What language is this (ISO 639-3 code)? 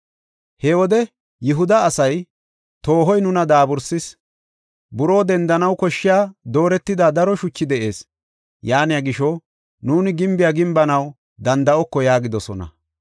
gof